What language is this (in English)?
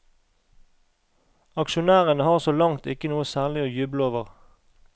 Norwegian